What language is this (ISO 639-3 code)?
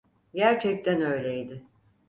tur